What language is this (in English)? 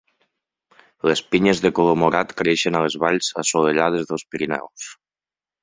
Catalan